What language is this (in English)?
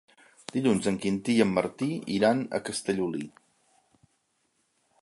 Catalan